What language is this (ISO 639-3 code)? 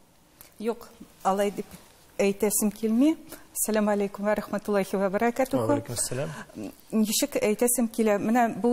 tur